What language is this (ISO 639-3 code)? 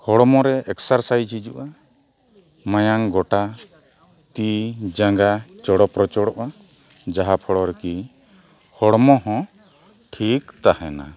sat